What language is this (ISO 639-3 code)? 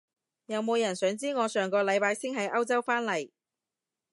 yue